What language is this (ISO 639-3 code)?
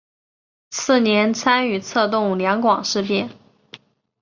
zho